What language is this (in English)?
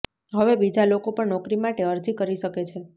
Gujarati